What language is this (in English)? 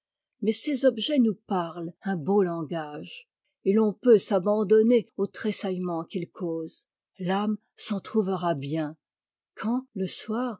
French